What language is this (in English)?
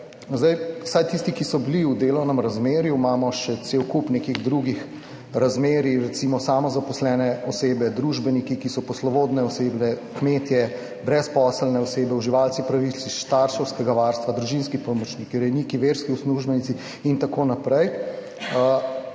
Slovenian